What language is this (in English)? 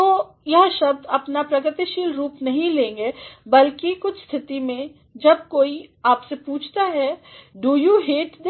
Hindi